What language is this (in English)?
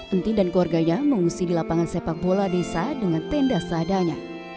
Indonesian